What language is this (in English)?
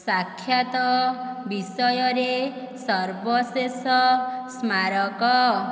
Odia